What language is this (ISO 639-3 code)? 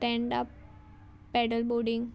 kok